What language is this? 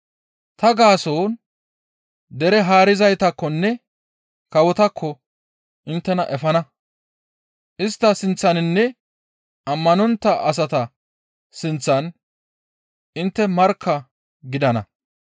Gamo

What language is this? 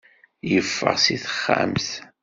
Kabyle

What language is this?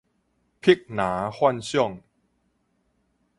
Min Nan Chinese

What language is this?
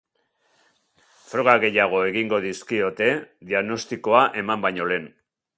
Basque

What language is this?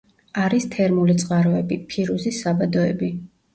Georgian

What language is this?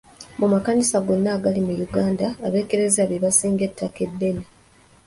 Ganda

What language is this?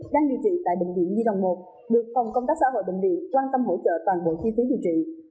Vietnamese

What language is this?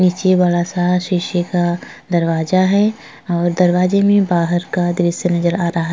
Hindi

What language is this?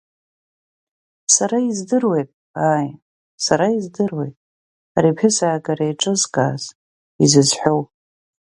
Abkhazian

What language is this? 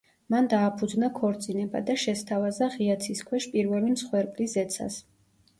Georgian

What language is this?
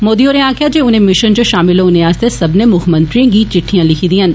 Dogri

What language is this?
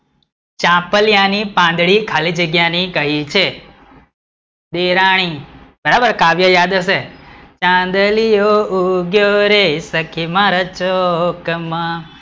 Gujarati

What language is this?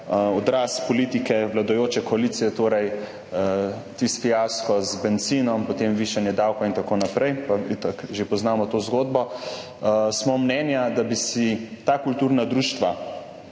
Slovenian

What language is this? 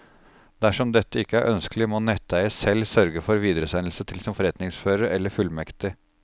Norwegian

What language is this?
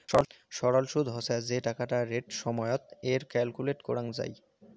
Bangla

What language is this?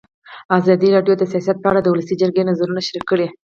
Pashto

